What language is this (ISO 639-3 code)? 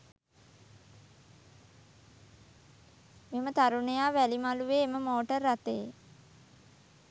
sin